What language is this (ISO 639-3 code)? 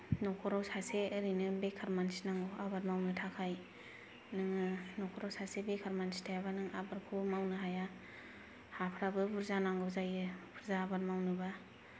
brx